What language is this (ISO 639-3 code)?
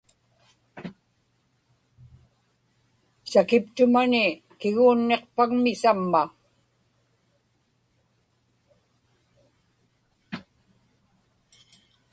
ipk